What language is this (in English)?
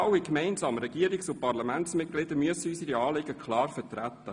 Swiss German